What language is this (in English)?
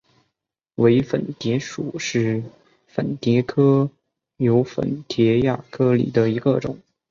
Chinese